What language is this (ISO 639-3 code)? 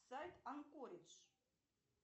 rus